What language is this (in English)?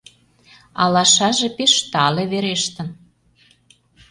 Mari